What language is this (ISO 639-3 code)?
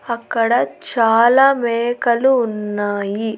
tel